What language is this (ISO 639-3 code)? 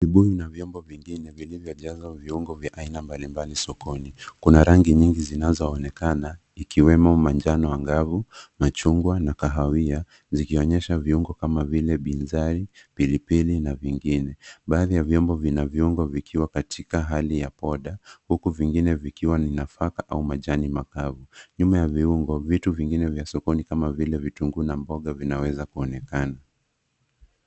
swa